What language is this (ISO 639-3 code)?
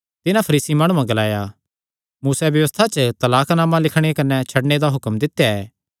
xnr